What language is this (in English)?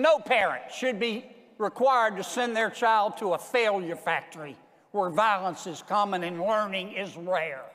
English